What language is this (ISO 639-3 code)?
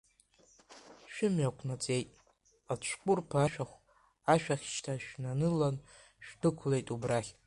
abk